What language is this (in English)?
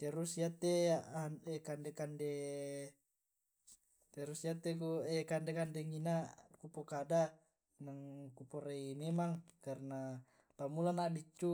Tae'